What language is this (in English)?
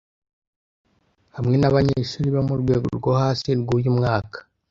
Kinyarwanda